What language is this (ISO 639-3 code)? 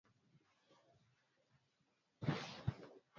swa